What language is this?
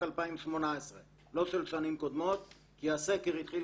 Hebrew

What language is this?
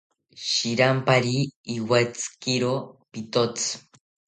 South Ucayali Ashéninka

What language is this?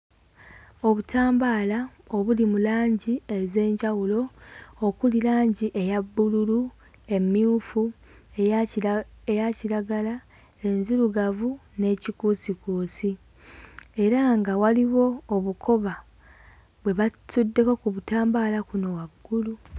Ganda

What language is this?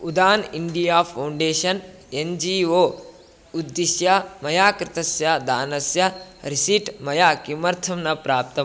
Sanskrit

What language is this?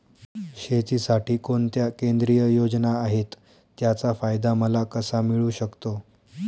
Marathi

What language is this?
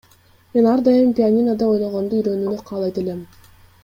Kyrgyz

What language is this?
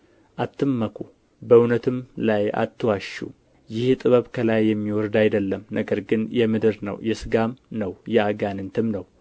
Amharic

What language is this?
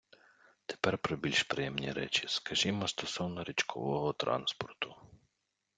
Ukrainian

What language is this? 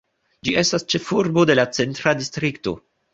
Esperanto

